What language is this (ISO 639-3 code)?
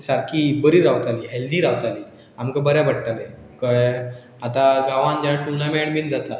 kok